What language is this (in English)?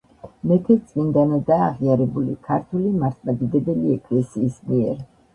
Georgian